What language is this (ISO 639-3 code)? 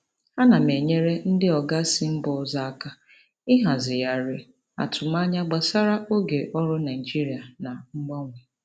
ibo